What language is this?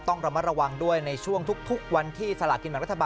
Thai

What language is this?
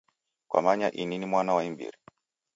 Taita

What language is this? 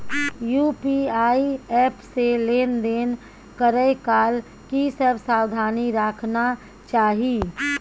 Maithili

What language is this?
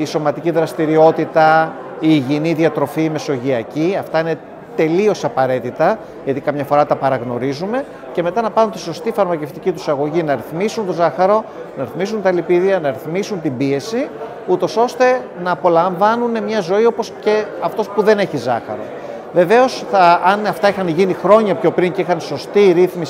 Greek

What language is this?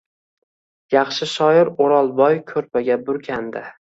Uzbek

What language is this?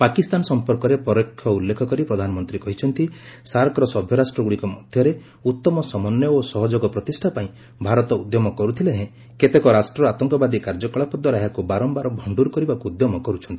Odia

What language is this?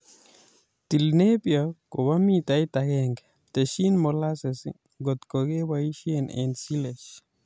Kalenjin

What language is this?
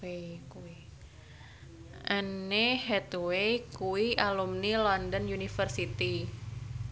Javanese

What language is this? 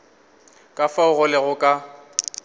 Northern Sotho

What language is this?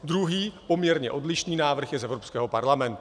Czech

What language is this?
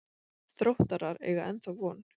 Icelandic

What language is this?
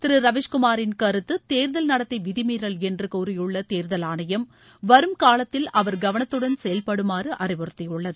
Tamil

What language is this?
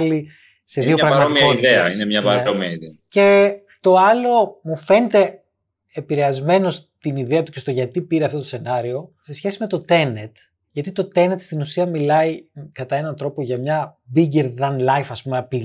Greek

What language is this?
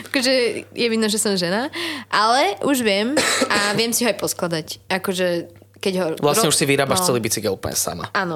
Slovak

